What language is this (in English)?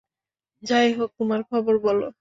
Bangla